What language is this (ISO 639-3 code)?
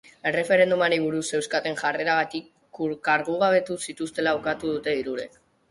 eus